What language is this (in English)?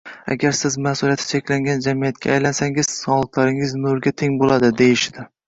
Uzbek